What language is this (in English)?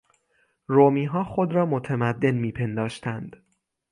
Persian